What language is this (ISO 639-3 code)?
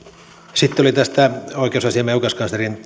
fin